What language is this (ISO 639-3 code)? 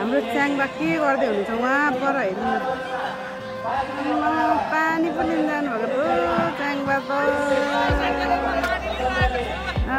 tha